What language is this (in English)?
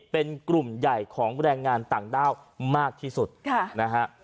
Thai